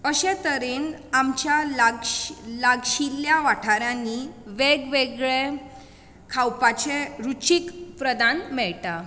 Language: Konkani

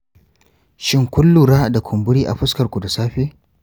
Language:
Hausa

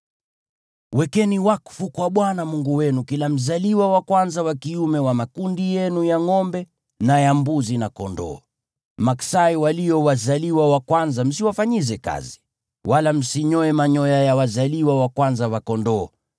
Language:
Swahili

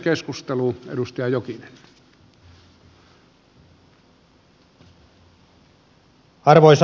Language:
Finnish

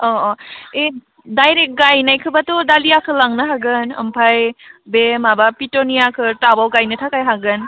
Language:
Bodo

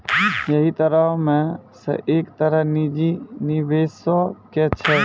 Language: Maithili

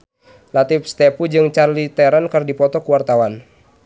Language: Sundanese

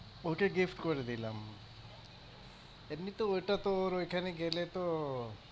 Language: Bangla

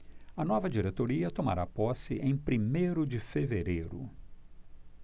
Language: Portuguese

